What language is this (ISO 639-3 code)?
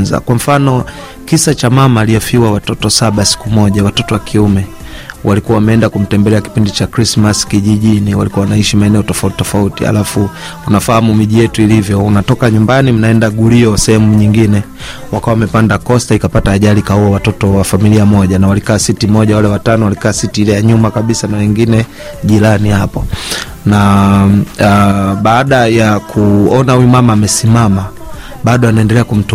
swa